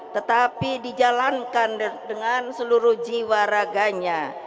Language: Indonesian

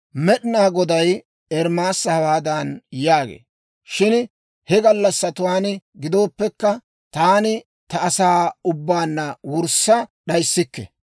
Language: Dawro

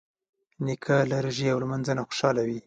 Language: Pashto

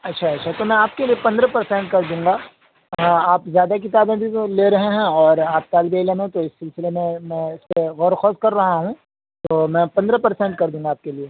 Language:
Urdu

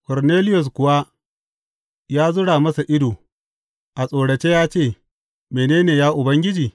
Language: Hausa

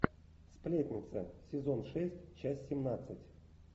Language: Russian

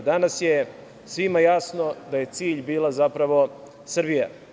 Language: Serbian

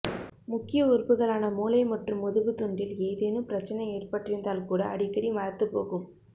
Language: Tamil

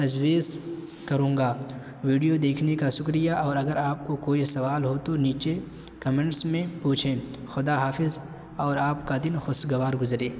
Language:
Urdu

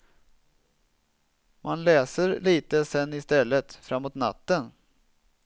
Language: Swedish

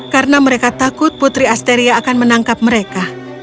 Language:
Indonesian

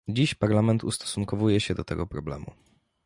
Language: Polish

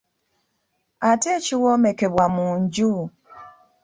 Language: Ganda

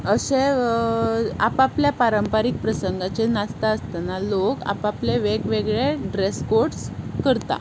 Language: Konkani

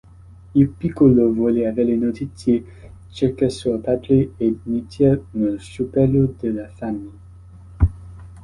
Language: Italian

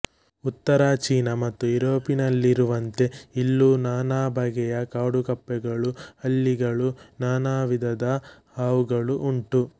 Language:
Kannada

